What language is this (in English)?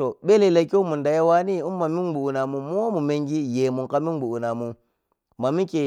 Piya-Kwonci